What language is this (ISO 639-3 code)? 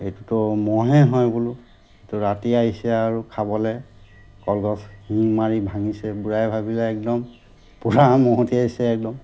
asm